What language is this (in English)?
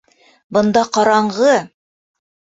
Bashkir